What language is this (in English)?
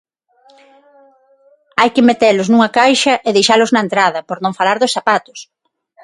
Galician